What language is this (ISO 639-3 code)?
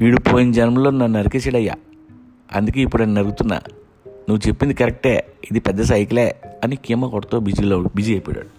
tel